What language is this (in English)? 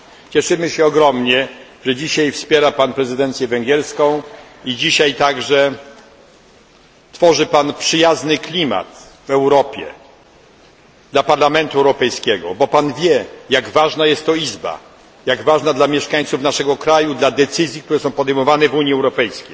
Polish